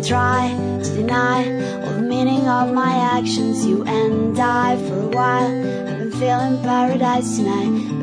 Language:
English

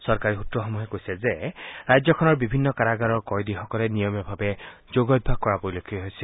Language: Assamese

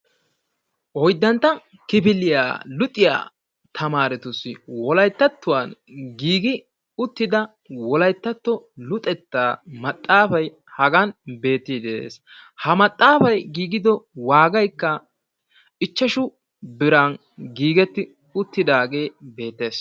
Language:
Wolaytta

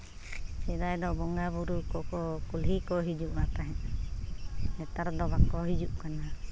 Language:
Santali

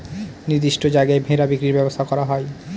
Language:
Bangla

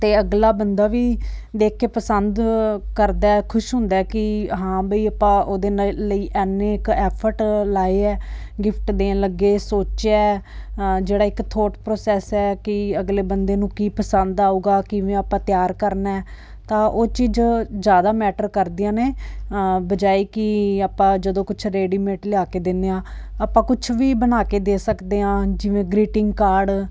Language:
Punjabi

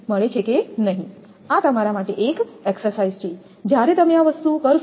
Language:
Gujarati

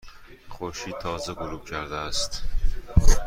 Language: Persian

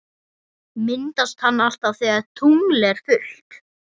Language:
Icelandic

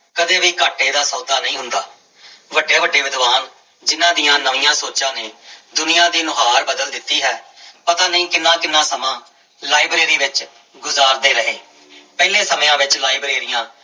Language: Punjabi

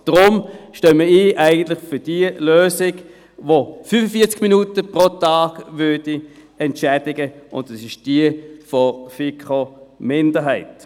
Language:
Swiss German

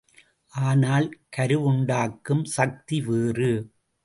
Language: Tamil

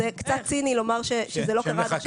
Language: Hebrew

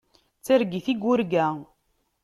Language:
Kabyle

